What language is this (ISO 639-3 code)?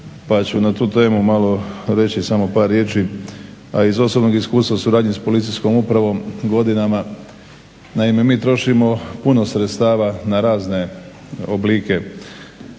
hrv